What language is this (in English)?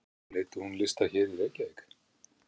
Icelandic